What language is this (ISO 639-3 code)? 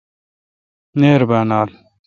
xka